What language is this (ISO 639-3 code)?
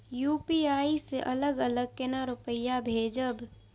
mai